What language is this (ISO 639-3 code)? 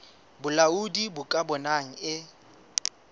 sot